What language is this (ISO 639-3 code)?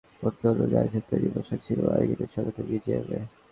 ben